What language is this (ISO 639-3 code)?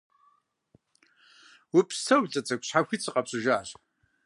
kbd